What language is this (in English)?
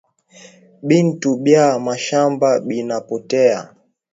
Swahili